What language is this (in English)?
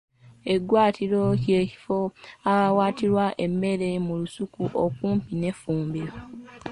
Ganda